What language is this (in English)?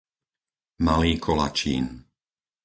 Slovak